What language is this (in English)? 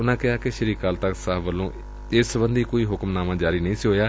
Punjabi